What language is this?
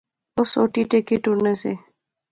Pahari-Potwari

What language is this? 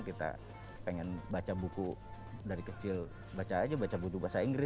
Indonesian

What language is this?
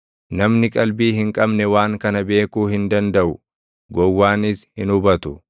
Oromo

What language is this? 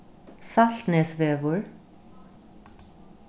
Faroese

